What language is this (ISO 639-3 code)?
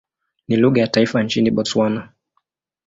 swa